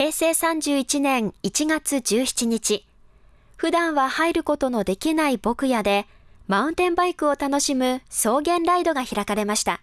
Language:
Japanese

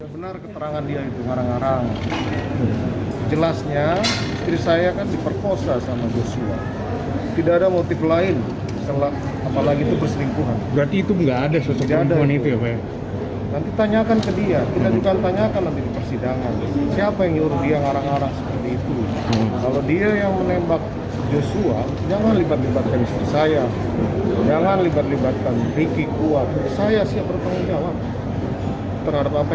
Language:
Indonesian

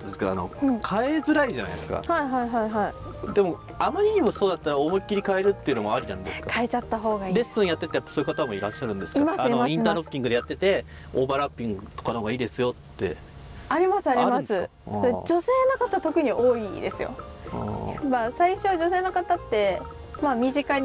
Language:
Japanese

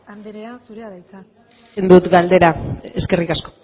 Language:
Basque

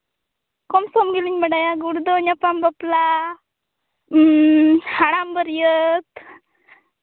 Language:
Santali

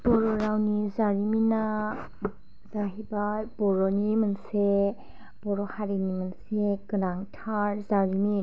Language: Bodo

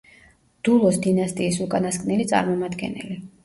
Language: Georgian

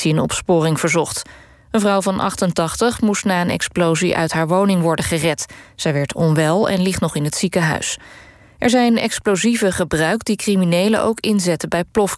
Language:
Dutch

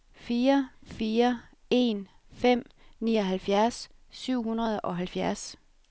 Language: Danish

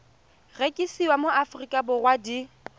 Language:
Tswana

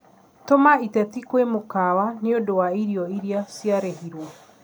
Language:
Kikuyu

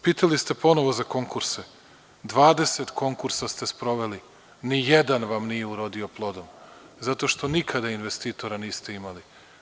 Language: Serbian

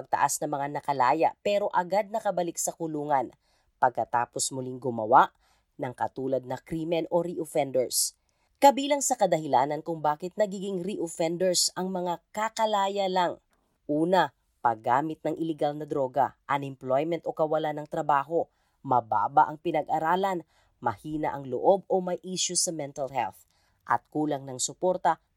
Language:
Filipino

